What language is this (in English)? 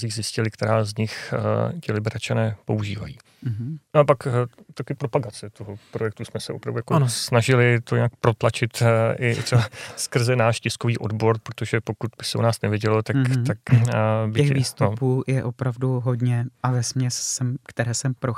Czech